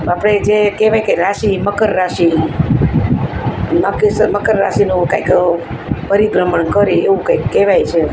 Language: Gujarati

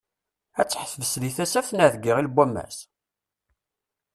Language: Kabyle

